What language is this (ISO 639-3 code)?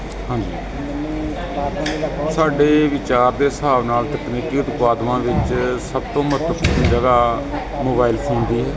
pan